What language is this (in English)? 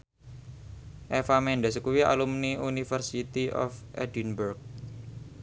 Javanese